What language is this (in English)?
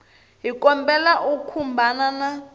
Tsonga